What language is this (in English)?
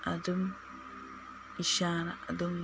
Manipuri